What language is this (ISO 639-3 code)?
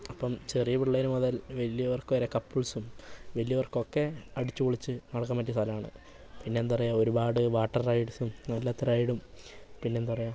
mal